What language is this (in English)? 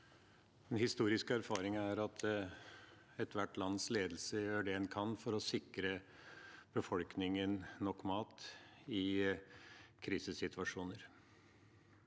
Norwegian